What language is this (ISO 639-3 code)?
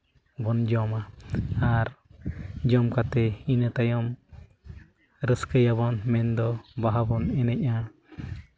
sat